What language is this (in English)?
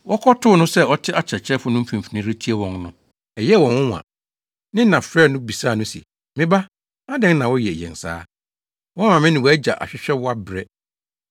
Akan